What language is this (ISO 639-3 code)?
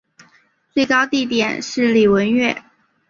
zho